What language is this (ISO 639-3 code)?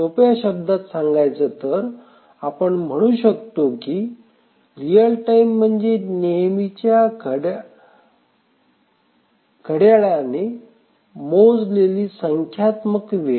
mar